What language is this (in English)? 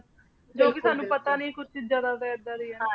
Punjabi